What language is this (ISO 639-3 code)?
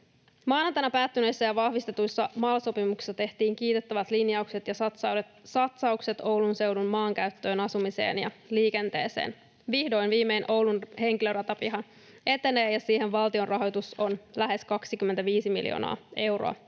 fin